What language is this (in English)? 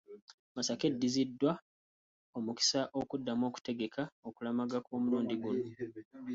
Ganda